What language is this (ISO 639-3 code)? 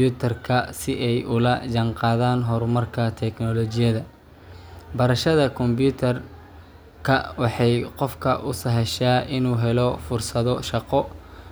som